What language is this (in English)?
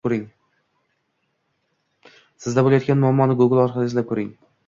Uzbek